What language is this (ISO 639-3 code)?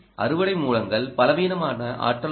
tam